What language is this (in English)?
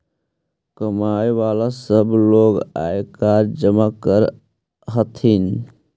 Magahi